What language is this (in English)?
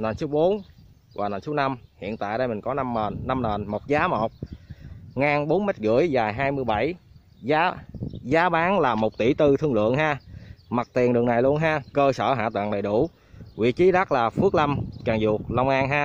Vietnamese